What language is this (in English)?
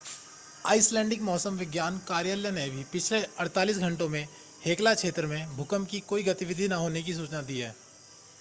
Hindi